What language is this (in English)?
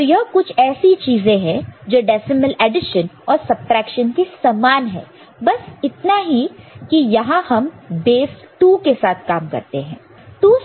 Hindi